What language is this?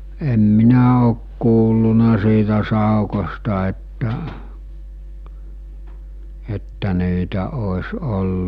Finnish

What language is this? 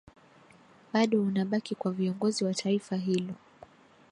Swahili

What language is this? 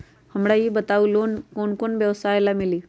Magahi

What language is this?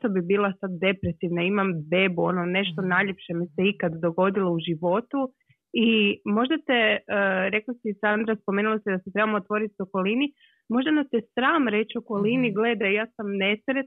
Croatian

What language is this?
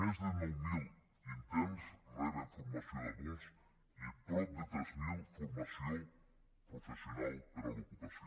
Catalan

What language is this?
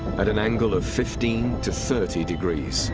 English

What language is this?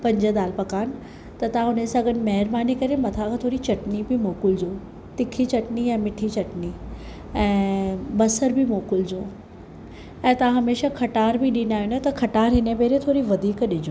Sindhi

